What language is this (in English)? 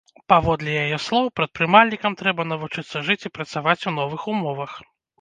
Belarusian